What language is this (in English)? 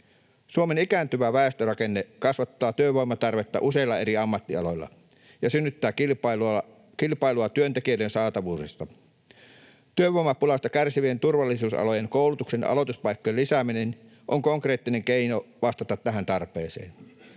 Finnish